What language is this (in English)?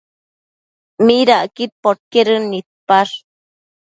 Matsés